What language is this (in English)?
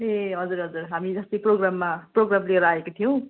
Nepali